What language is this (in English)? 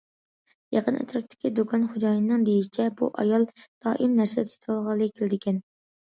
Uyghur